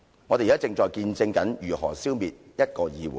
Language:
Cantonese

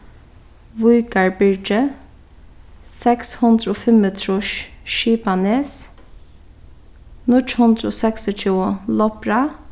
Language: Faroese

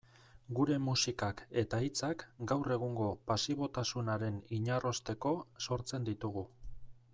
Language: Basque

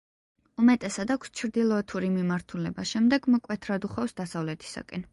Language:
Georgian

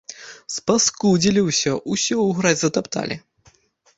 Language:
Belarusian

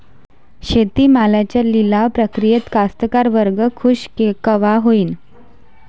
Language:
Marathi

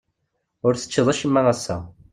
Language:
Kabyle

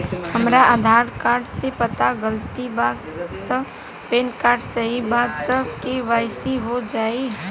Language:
Bhojpuri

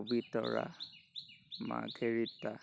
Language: Assamese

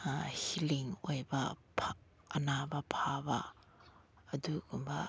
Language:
Manipuri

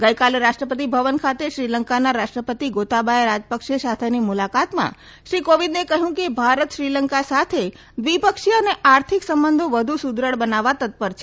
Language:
Gujarati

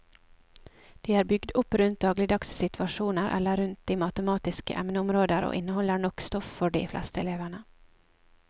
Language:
Norwegian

